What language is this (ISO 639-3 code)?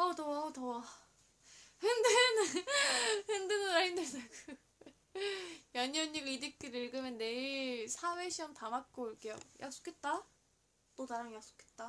kor